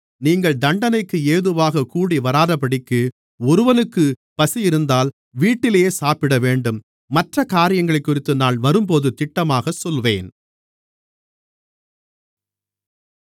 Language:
Tamil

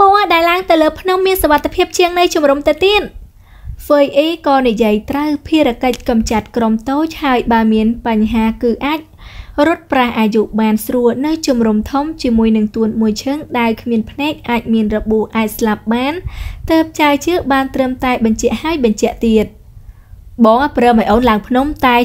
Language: Vietnamese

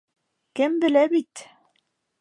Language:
Bashkir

